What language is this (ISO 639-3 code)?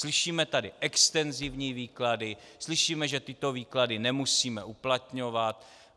ces